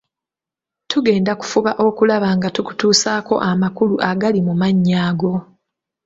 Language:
Ganda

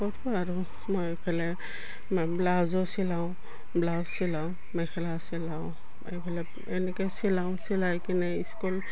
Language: Assamese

